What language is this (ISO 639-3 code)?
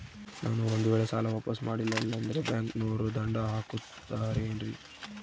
kan